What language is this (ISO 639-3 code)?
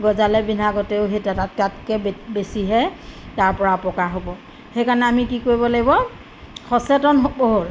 asm